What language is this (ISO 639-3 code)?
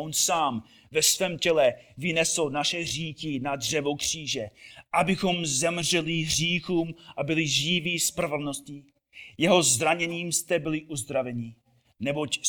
ces